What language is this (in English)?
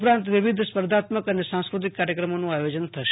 Gujarati